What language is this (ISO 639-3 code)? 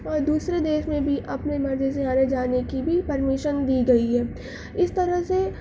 urd